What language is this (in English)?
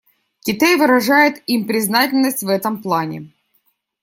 Russian